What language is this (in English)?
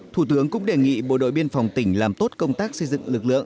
Vietnamese